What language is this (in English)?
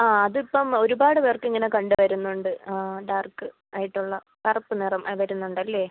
Malayalam